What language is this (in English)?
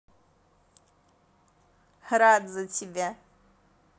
Russian